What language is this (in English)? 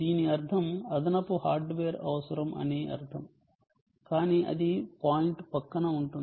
Telugu